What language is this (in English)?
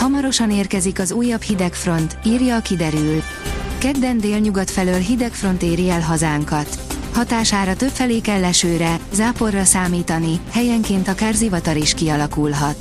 Hungarian